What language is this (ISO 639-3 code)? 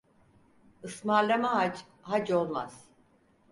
tur